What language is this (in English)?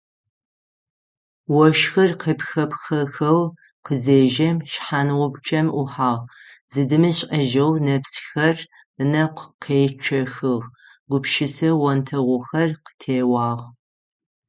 Adyghe